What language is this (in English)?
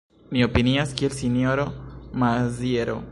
Esperanto